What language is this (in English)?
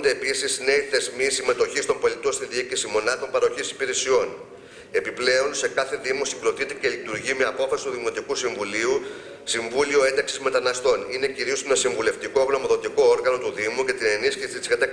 Greek